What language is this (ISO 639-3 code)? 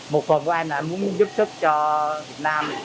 vie